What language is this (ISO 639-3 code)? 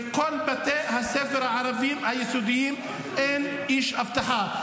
heb